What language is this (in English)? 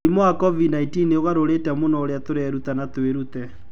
Kikuyu